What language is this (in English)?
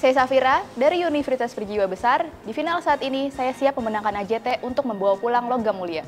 Indonesian